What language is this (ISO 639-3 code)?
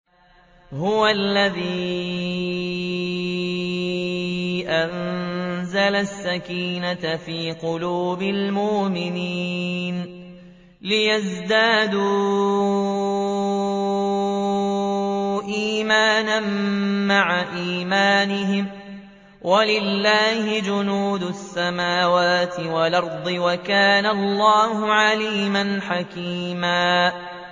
ara